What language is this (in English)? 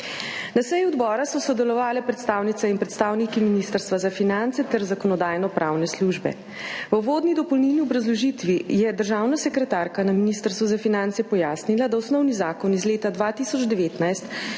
Slovenian